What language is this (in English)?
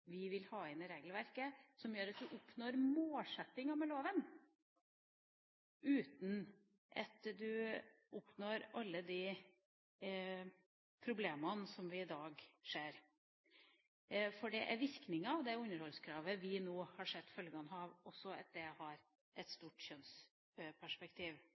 Norwegian Bokmål